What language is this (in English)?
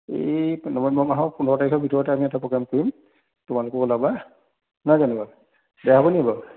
Assamese